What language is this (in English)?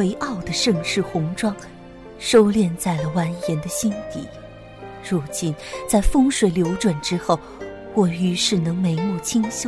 Chinese